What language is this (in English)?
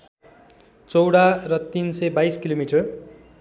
Nepali